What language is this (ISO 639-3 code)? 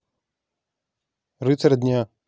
rus